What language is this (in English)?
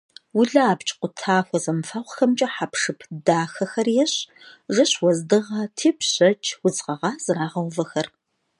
Kabardian